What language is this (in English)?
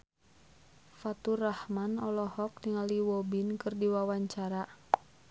Sundanese